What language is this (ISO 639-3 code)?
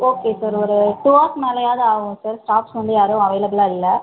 tam